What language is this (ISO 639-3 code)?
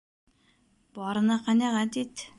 bak